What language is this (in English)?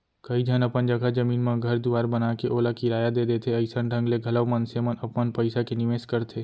Chhattisgarhi